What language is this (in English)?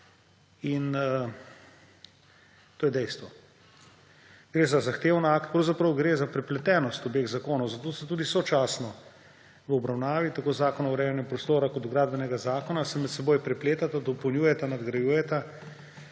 Slovenian